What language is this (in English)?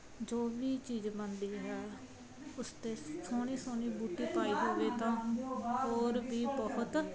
Punjabi